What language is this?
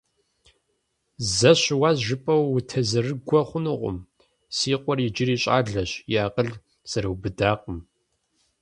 Kabardian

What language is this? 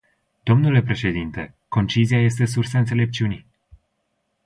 Romanian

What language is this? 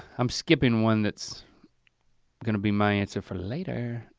English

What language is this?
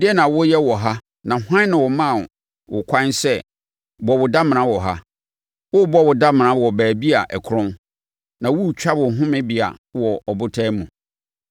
Akan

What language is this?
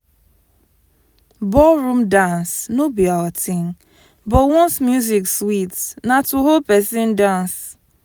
Nigerian Pidgin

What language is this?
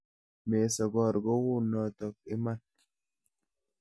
Kalenjin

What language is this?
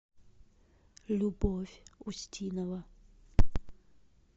Russian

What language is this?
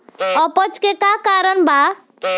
Bhojpuri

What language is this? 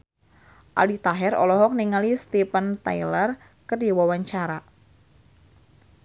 Sundanese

